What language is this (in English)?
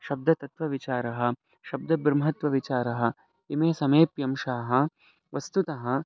Sanskrit